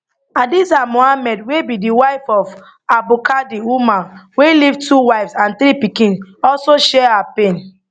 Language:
Nigerian Pidgin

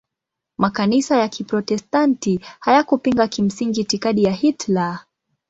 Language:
Swahili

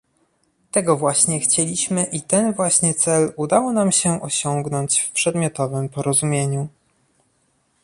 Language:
Polish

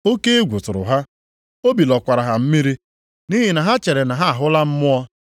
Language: Igbo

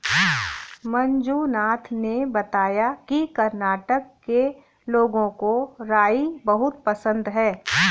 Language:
Hindi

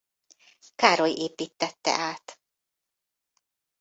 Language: Hungarian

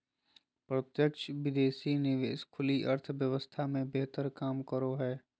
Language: Magahi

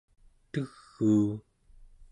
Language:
Central Yupik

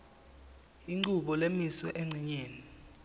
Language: Swati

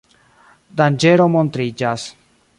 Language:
Esperanto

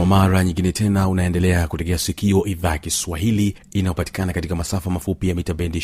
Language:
Swahili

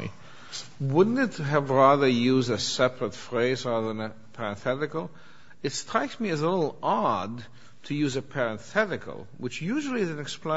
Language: English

